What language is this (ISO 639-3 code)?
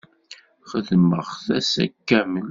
kab